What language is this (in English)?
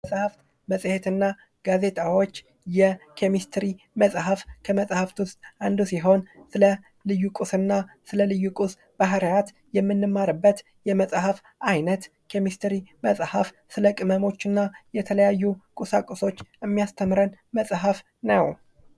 Amharic